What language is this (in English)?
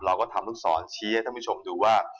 Thai